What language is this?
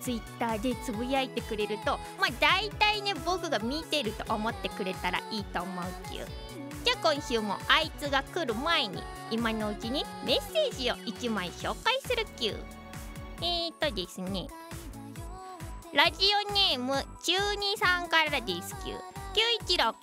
Japanese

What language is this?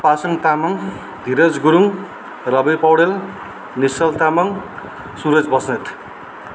Nepali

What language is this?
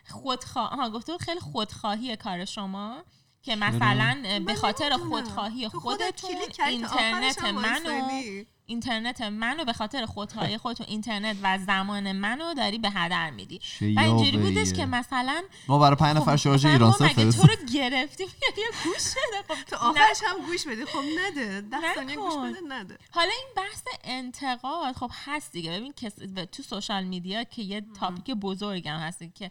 Persian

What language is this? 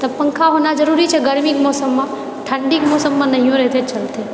Maithili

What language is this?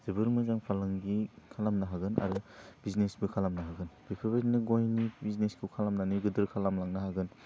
Bodo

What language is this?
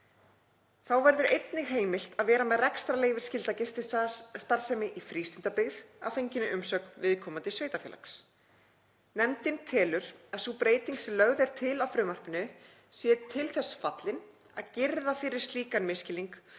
Icelandic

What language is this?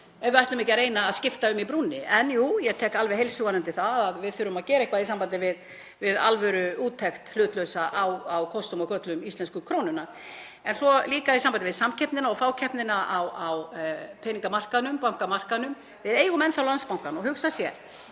Icelandic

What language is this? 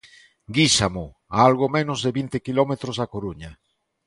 Galician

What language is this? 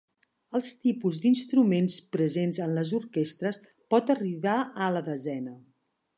Catalan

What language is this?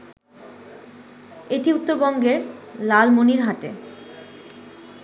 Bangla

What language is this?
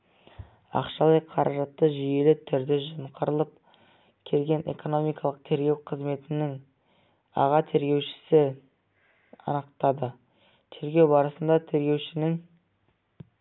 Kazakh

